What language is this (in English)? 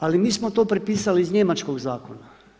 Croatian